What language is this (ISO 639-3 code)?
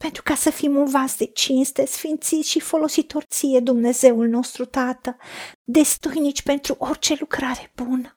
ron